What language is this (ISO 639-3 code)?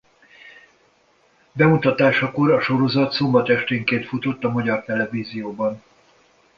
hun